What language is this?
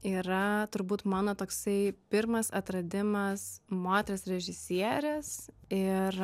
Lithuanian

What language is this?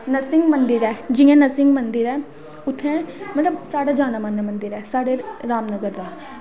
Dogri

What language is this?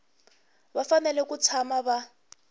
Tsonga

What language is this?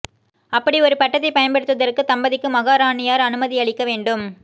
Tamil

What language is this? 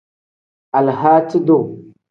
Tem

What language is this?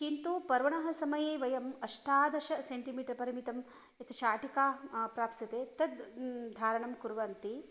Sanskrit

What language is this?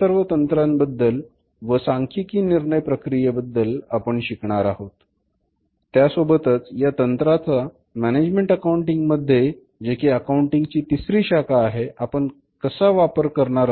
Marathi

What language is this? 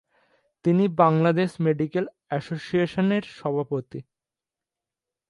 Bangla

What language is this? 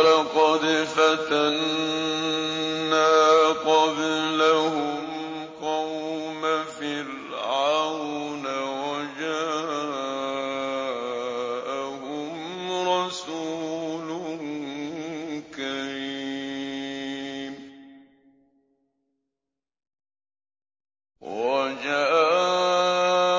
Arabic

